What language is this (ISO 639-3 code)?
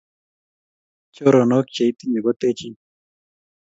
kln